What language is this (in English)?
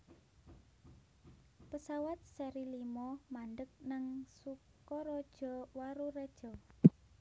Javanese